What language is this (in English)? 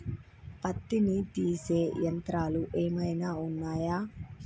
Telugu